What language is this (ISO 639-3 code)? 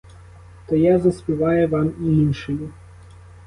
ukr